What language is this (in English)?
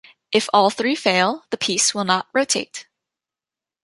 English